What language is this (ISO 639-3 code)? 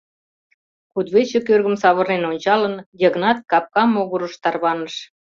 chm